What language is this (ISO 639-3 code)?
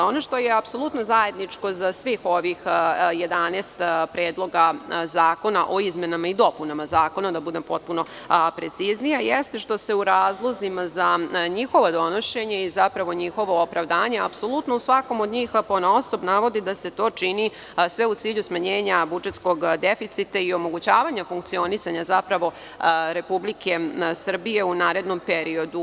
srp